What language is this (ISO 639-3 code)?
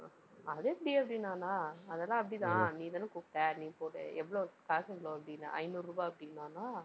tam